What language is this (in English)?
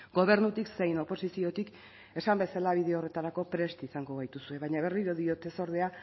Basque